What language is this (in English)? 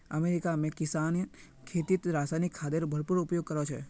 Magahi